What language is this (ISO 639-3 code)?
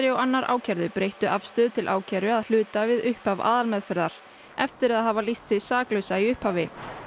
isl